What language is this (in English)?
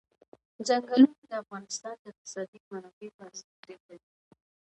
Pashto